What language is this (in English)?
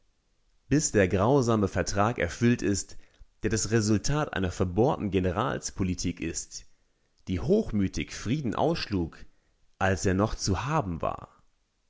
German